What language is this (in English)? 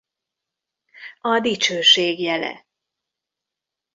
Hungarian